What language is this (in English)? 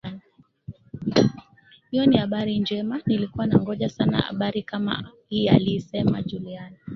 Swahili